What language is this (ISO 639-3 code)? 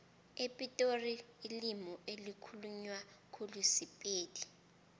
nbl